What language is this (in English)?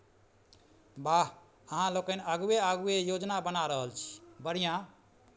Maithili